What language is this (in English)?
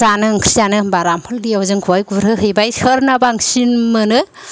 Bodo